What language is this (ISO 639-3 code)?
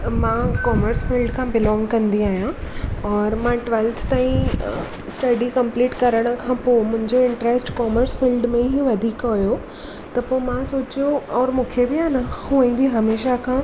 snd